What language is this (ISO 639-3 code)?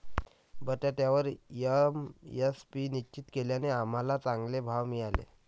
mar